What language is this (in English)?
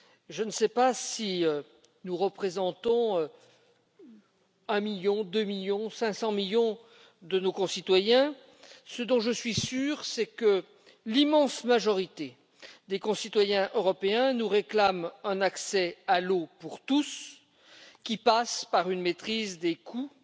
French